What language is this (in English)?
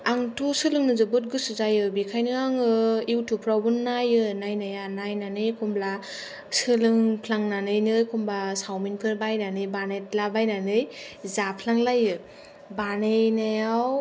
Bodo